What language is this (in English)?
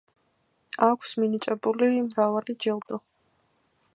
Georgian